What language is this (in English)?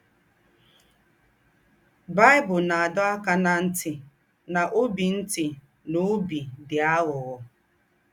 Igbo